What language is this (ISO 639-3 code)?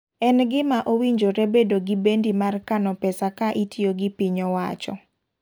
luo